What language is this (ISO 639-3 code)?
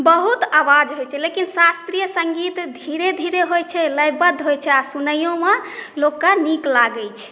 mai